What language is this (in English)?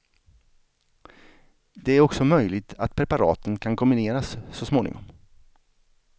Swedish